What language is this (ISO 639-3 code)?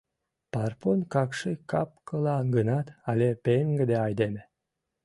chm